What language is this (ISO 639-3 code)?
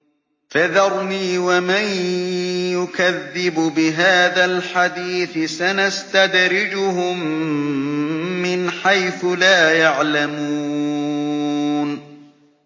ara